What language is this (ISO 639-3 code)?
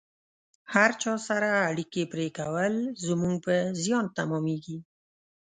pus